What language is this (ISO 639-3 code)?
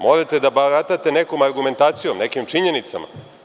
srp